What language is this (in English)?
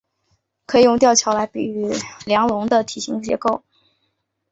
Chinese